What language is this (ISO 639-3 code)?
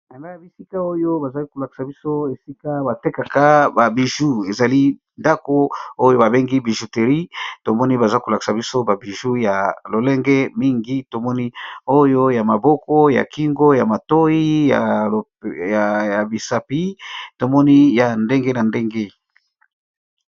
lin